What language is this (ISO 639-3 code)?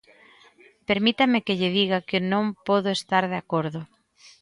glg